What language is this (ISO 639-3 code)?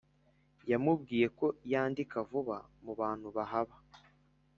kin